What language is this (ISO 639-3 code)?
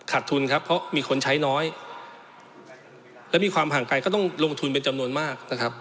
tha